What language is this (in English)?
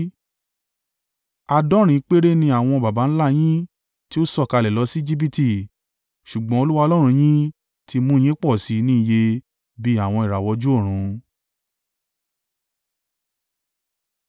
Yoruba